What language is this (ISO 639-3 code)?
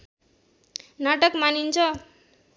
nep